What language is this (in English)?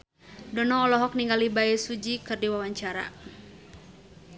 Sundanese